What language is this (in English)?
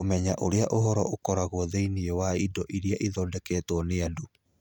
Kikuyu